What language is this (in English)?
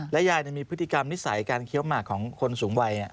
Thai